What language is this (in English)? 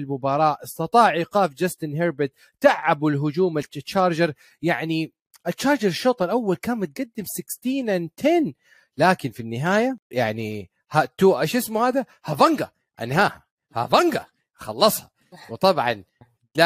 Arabic